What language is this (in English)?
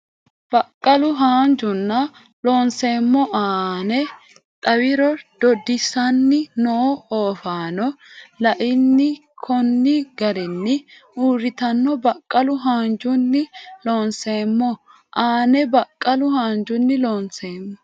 Sidamo